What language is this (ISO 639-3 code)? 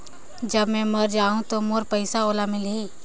hne